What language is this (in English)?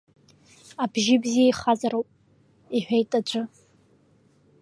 Abkhazian